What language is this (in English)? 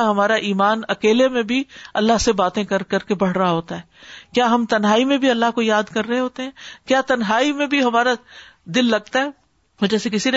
Urdu